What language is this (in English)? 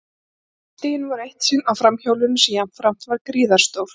Icelandic